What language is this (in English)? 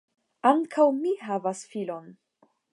Esperanto